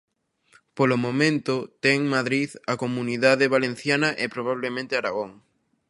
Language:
Galician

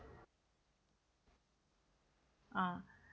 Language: English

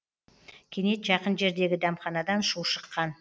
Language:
Kazakh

